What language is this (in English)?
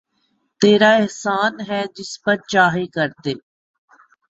Urdu